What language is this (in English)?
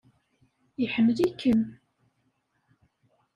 Kabyle